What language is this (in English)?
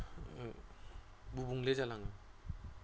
Bodo